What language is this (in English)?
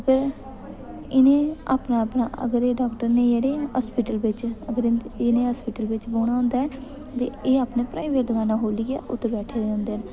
Dogri